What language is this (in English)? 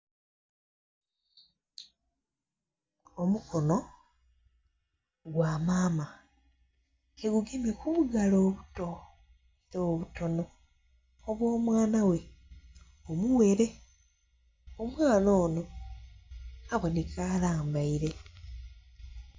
Soga